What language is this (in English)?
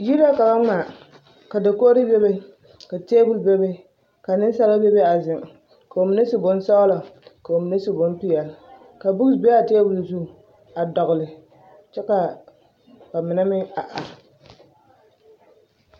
Southern Dagaare